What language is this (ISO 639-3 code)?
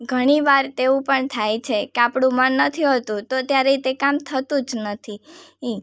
guj